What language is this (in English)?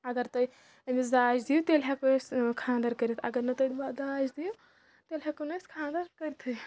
Kashmiri